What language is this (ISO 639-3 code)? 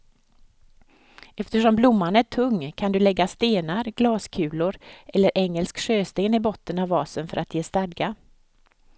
swe